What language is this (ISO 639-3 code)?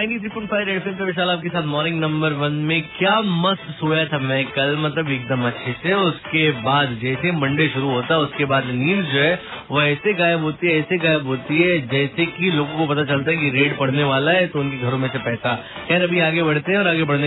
hin